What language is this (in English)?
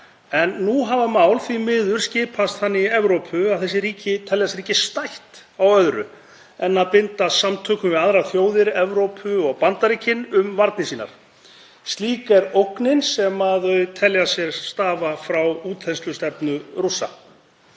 Icelandic